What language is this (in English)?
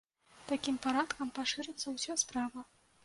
Belarusian